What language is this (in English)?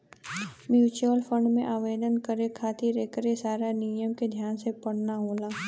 Bhojpuri